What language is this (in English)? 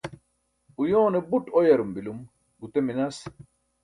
Burushaski